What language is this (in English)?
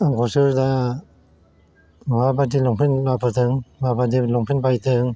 Bodo